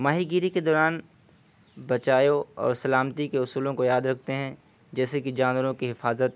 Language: Urdu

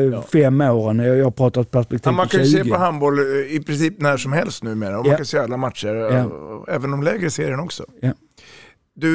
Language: Swedish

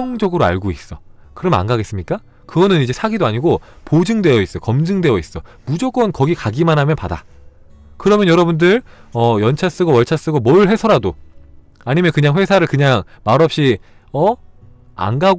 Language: Korean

